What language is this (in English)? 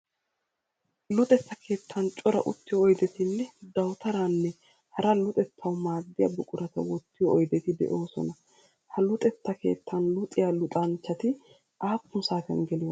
Wolaytta